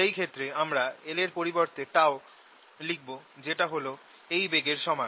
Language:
Bangla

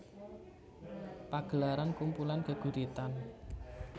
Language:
Javanese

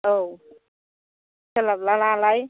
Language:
Bodo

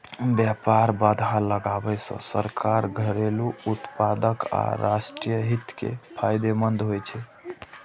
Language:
Maithili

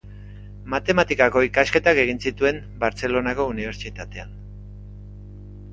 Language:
Basque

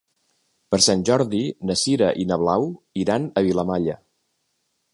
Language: Catalan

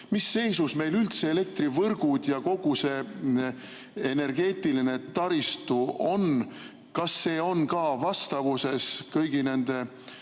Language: Estonian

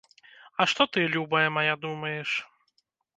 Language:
Belarusian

